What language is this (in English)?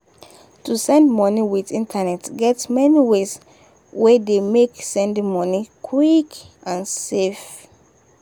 Nigerian Pidgin